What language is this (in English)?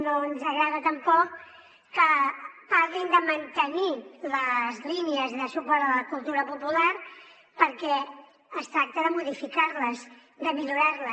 Catalan